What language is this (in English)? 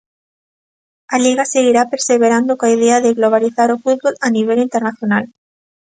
Galician